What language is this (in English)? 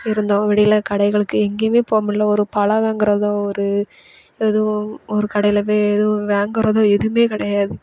Tamil